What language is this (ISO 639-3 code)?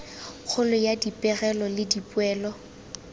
tsn